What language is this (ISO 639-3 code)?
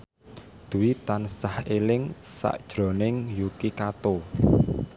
jav